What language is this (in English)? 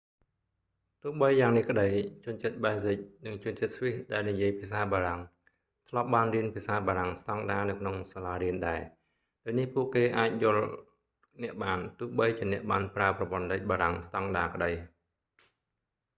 Khmer